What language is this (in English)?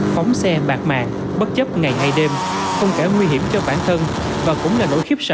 Vietnamese